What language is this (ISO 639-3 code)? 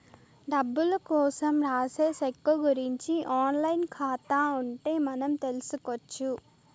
tel